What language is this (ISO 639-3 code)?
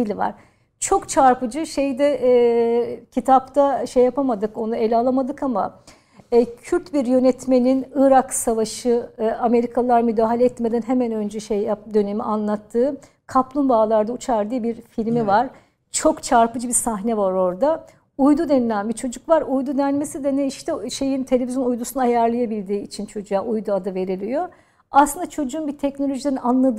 tur